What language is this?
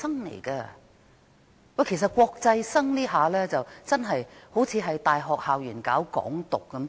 Cantonese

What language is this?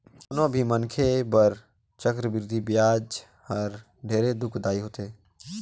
Chhattisgarhi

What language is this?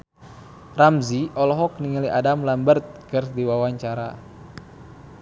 Sundanese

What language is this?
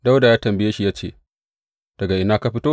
Hausa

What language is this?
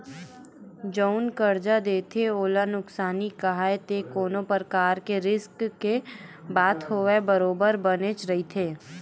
Chhattisgarhi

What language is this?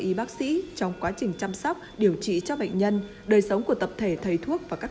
Vietnamese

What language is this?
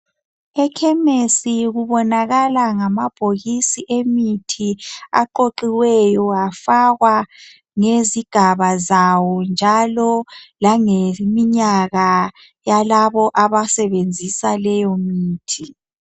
North Ndebele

